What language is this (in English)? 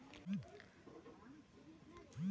Magahi